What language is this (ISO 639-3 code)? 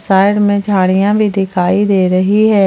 hin